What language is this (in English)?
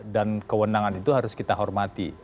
Indonesian